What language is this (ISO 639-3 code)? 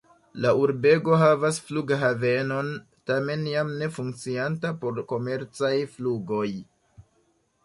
epo